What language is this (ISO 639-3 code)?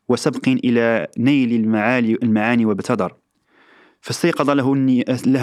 ara